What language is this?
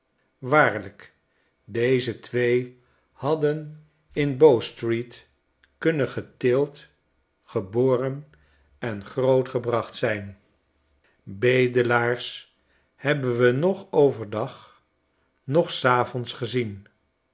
Dutch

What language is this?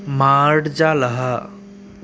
Sanskrit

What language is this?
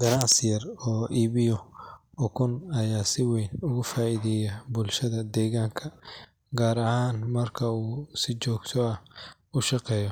Somali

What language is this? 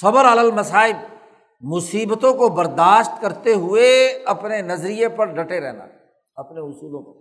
Urdu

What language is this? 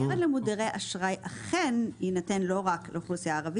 Hebrew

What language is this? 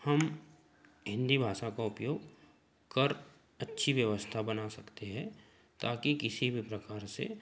Hindi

